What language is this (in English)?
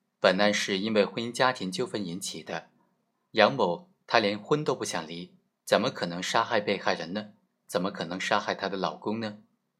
Chinese